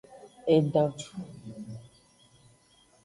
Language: Aja (Benin)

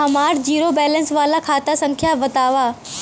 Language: Bhojpuri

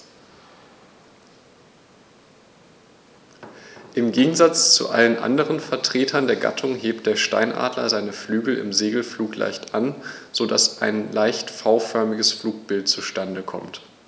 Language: German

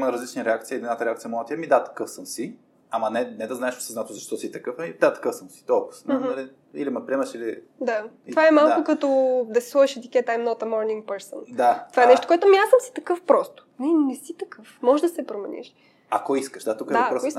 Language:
Bulgarian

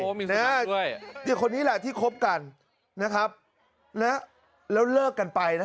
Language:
Thai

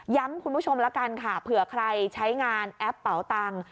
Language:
Thai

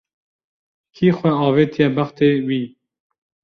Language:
Kurdish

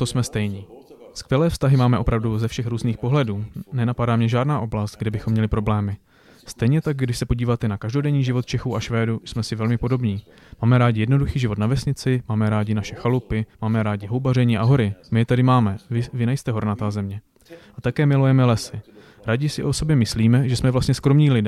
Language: Czech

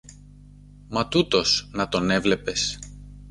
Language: Greek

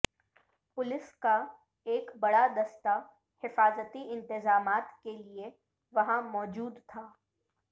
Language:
Urdu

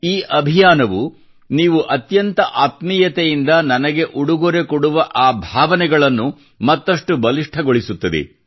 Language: Kannada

